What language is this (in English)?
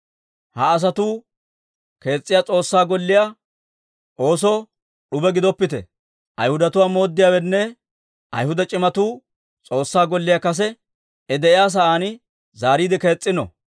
Dawro